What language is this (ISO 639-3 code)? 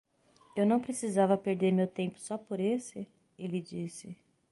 por